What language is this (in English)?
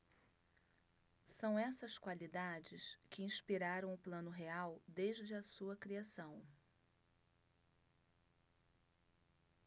Portuguese